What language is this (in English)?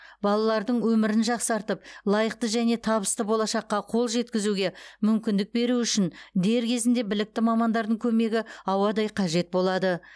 Kazakh